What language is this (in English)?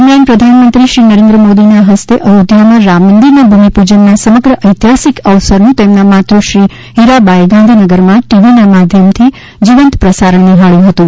Gujarati